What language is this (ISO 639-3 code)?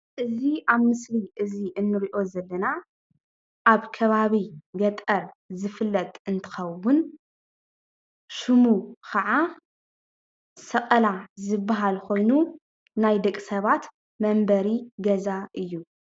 tir